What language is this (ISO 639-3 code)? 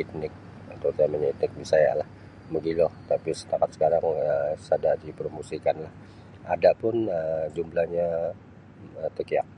bsy